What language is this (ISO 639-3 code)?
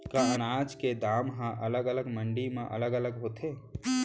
hne